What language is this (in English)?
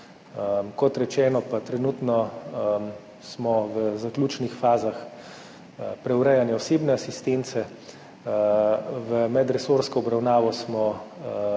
Slovenian